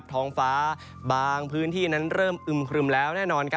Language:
Thai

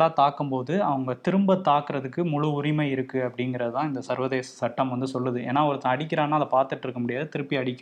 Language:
Tamil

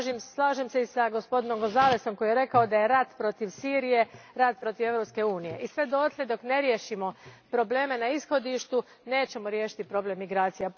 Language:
Croatian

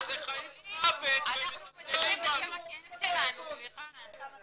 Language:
Hebrew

